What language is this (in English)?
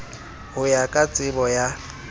Southern Sotho